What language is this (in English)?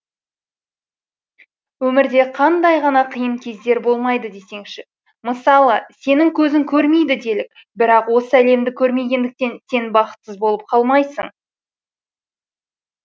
Kazakh